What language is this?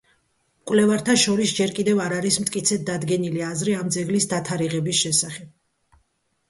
Georgian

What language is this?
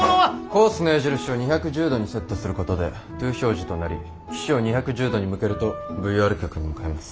Japanese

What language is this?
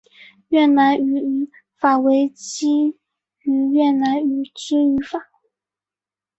Chinese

